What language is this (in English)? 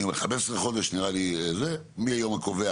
Hebrew